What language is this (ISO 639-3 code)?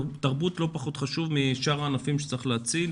heb